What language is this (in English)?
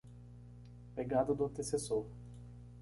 Portuguese